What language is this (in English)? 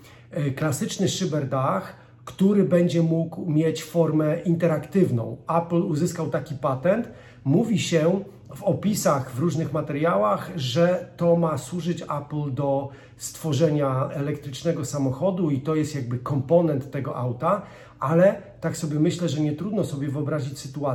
Polish